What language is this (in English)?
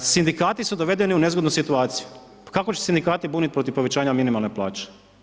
Croatian